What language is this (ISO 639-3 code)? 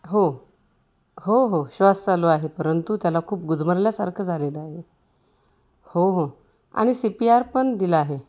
mar